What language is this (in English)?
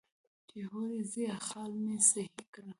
Pashto